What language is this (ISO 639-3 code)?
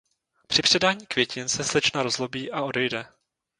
ces